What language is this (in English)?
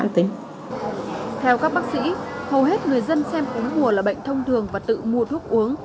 Vietnamese